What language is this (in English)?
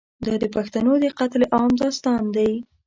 Pashto